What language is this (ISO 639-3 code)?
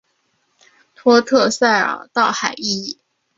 zho